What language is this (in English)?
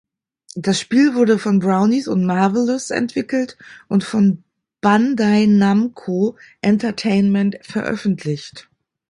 German